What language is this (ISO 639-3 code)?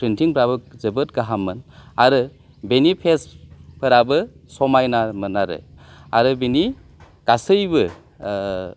brx